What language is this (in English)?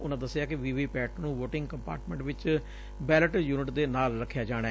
Punjabi